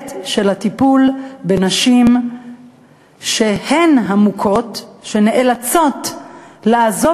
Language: Hebrew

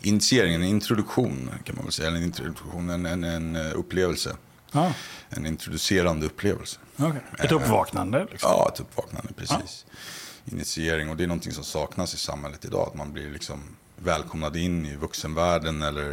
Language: Swedish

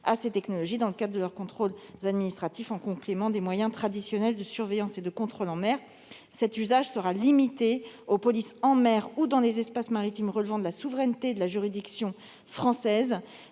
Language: French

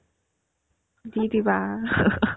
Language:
Assamese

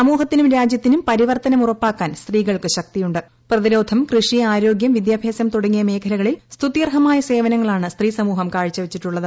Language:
Malayalam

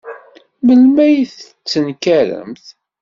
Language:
Kabyle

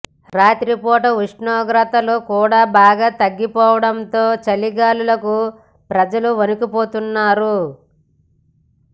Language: Telugu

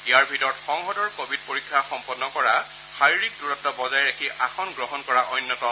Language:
Assamese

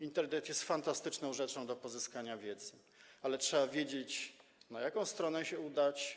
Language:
Polish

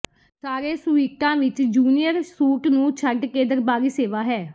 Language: Punjabi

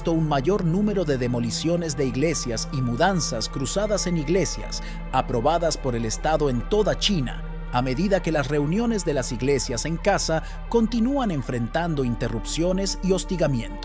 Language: Spanish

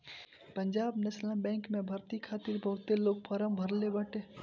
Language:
Bhojpuri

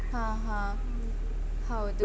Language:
Kannada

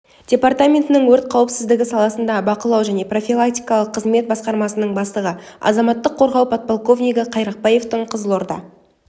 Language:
Kazakh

